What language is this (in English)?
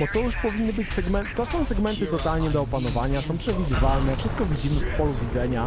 Polish